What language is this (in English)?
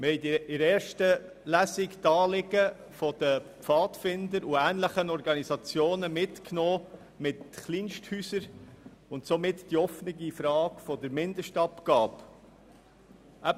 Swiss German